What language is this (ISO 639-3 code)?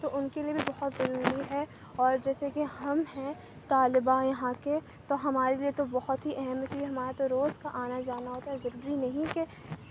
urd